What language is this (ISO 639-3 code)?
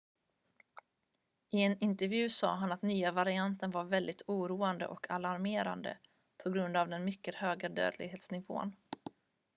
swe